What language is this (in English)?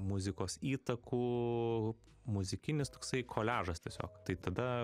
Lithuanian